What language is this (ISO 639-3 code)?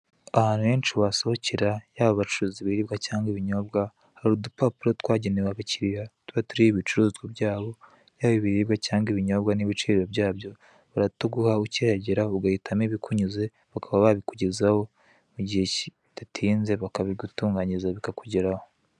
kin